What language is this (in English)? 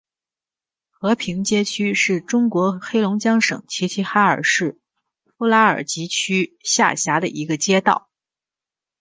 Chinese